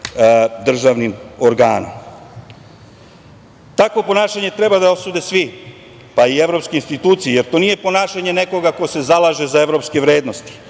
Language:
Serbian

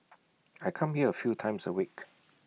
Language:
English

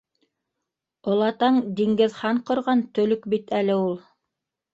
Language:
Bashkir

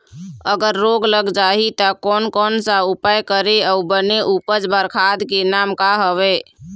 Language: Chhattisgarhi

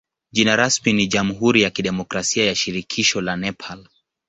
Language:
Swahili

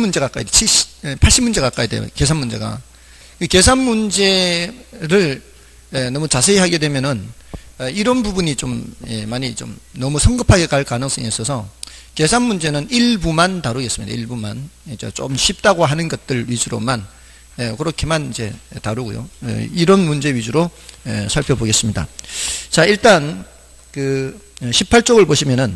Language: Korean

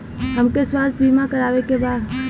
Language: Bhojpuri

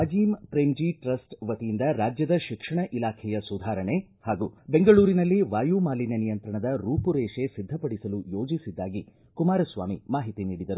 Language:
Kannada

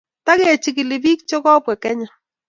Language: Kalenjin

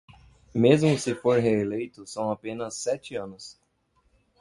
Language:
Portuguese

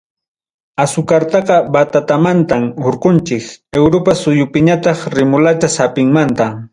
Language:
Ayacucho Quechua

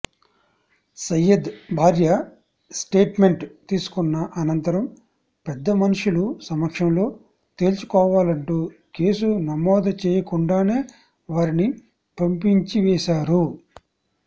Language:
Telugu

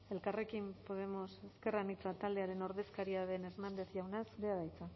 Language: Basque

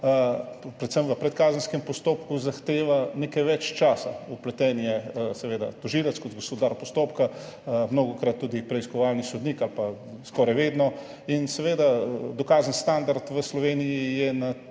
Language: Slovenian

